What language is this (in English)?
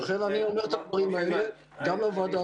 Hebrew